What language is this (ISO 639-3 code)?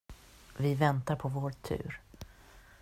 swe